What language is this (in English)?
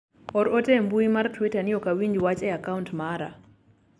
Luo (Kenya and Tanzania)